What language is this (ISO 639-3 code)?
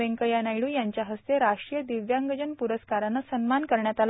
mar